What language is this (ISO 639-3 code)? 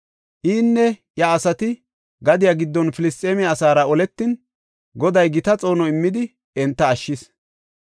gof